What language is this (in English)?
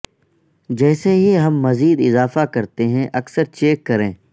Urdu